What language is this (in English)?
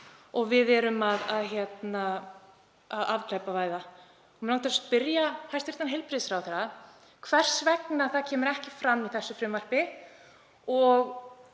Icelandic